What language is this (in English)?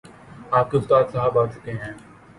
Urdu